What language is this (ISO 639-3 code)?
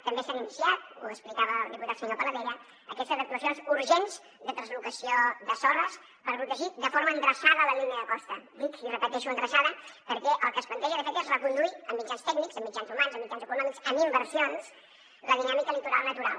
cat